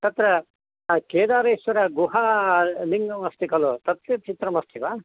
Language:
Sanskrit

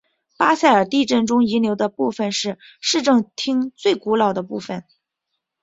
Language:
Chinese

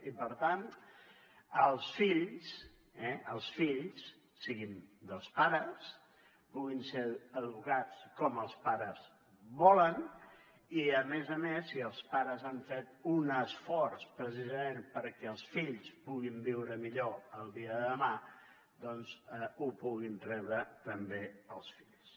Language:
Catalan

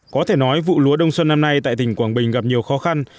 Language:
Vietnamese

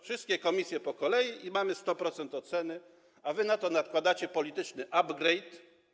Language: Polish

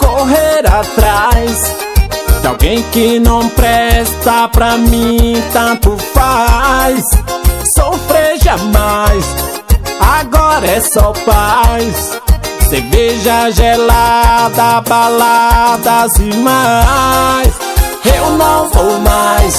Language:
Portuguese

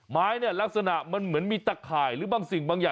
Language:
Thai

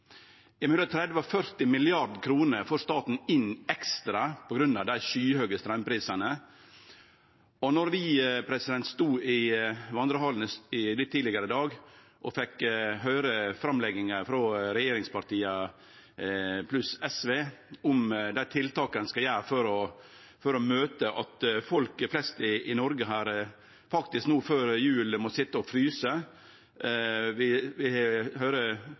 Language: Norwegian Nynorsk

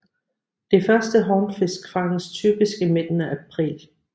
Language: Danish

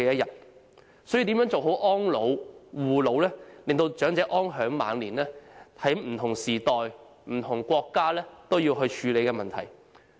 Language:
Cantonese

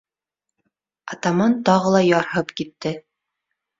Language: Bashkir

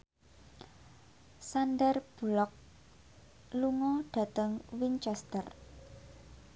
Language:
Javanese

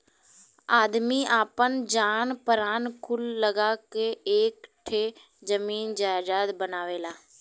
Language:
Bhojpuri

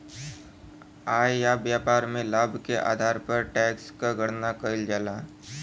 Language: Bhojpuri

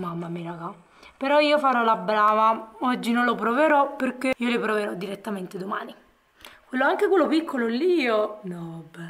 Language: Italian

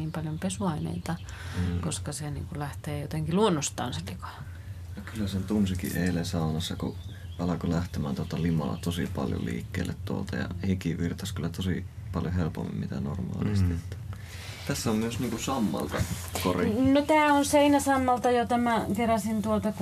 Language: Finnish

